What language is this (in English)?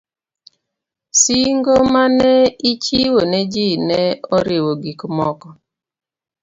Luo (Kenya and Tanzania)